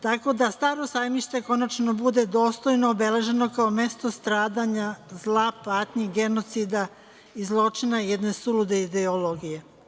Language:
Serbian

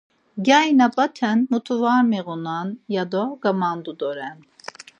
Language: Laz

